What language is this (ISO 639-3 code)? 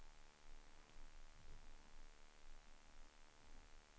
swe